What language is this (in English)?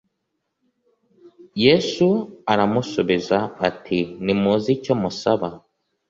Kinyarwanda